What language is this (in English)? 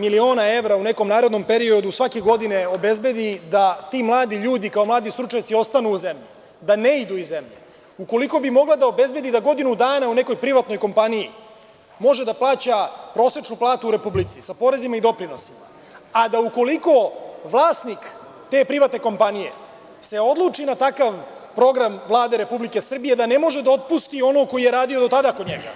Serbian